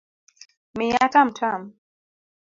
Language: Luo (Kenya and Tanzania)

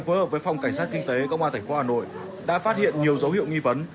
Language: Vietnamese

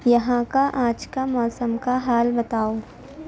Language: Urdu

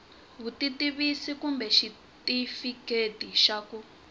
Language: Tsonga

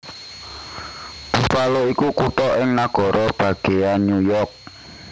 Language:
Javanese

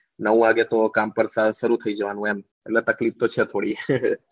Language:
Gujarati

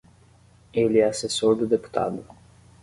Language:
Portuguese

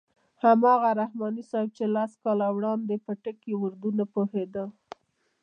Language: Pashto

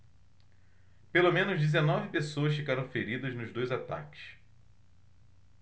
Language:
Portuguese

